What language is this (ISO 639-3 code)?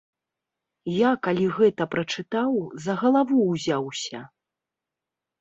bel